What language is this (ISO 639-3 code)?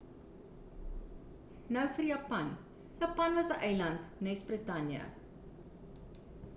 afr